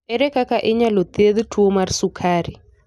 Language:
Luo (Kenya and Tanzania)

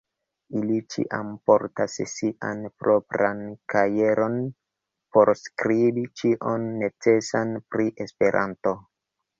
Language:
Esperanto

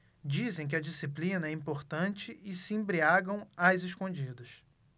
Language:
Portuguese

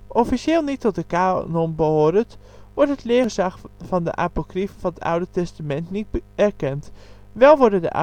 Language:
Dutch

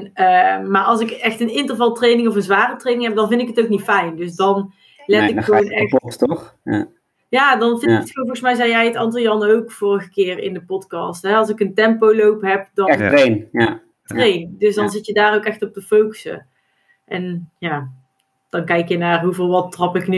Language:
Dutch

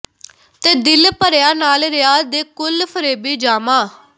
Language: Punjabi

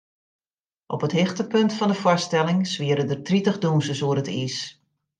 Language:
Western Frisian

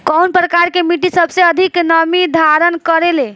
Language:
Bhojpuri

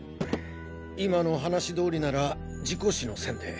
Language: Japanese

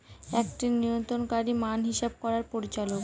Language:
Bangla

